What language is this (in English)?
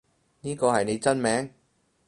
Cantonese